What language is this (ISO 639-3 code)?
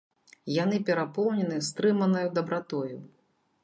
bel